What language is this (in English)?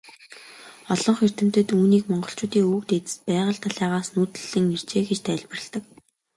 Mongolian